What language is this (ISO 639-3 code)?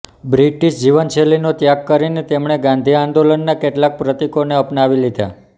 guj